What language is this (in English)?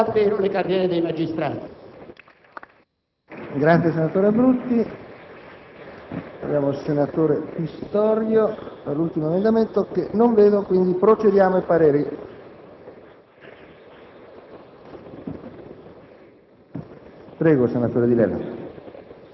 Italian